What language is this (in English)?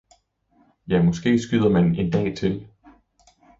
Danish